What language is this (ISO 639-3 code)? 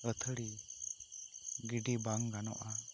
sat